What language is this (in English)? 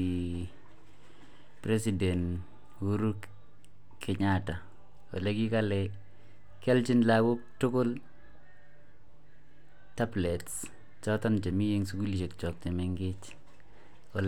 Kalenjin